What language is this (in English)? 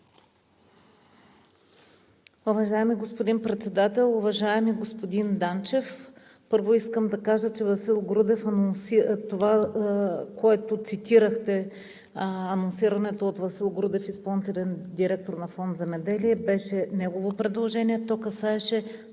Bulgarian